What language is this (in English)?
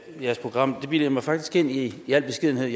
Danish